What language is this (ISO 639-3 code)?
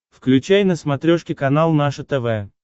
rus